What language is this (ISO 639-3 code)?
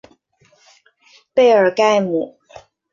zho